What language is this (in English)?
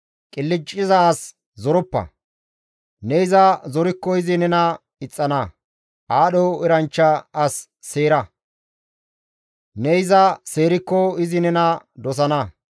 Gamo